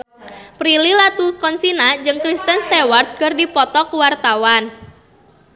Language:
Sundanese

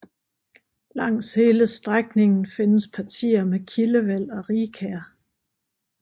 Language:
Danish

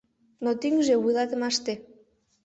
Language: Mari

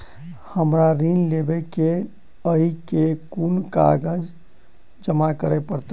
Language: Maithili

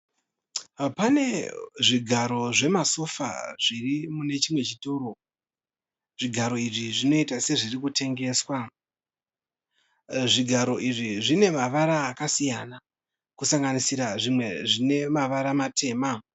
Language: Shona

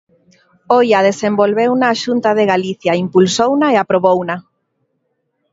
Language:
Galician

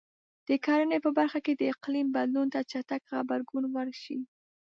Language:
Pashto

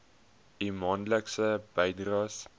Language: Afrikaans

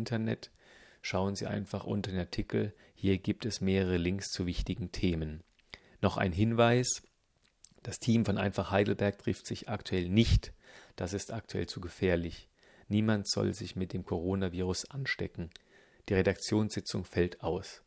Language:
German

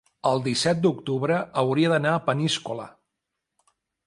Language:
Catalan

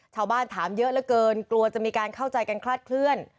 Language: Thai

